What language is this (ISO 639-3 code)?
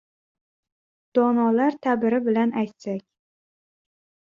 uzb